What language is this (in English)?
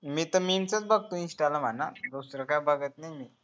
Marathi